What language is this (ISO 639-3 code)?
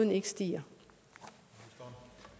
dan